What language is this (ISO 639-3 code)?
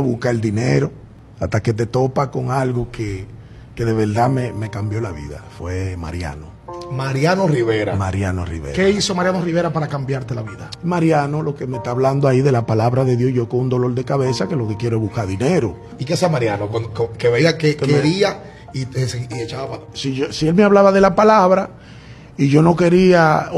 spa